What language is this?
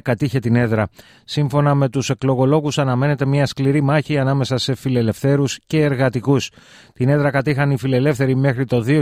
Greek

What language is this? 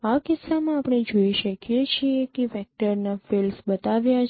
Gujarati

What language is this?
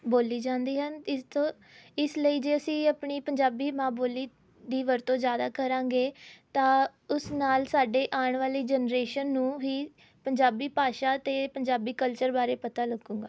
Punjabi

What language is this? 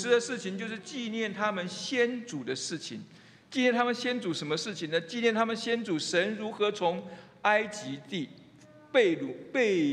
Chinese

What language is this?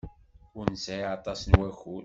Kabyle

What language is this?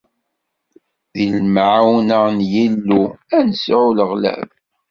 Kabyle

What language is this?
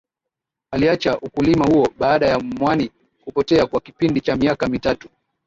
Swahili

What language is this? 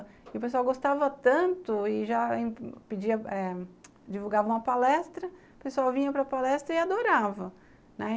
Portuguese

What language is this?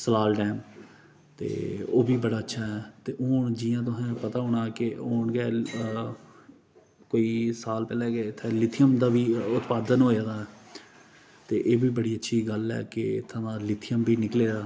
Dogri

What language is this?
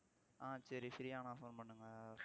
Tamil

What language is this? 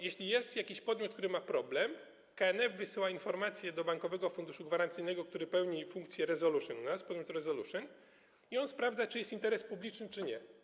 Polish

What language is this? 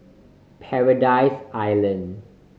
English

